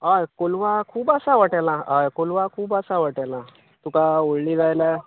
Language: Konkani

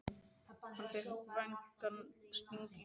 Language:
Icelandic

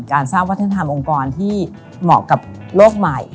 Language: Thai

